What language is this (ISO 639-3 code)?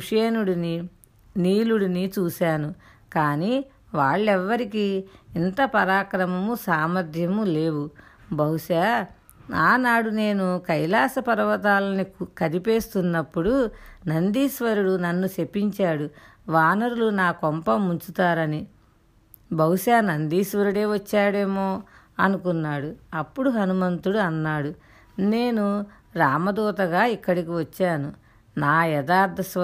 tel